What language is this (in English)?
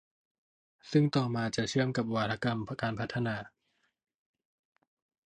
Thai